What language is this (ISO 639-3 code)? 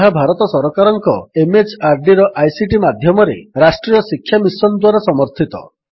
ori